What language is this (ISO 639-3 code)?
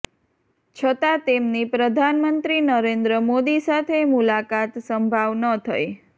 guj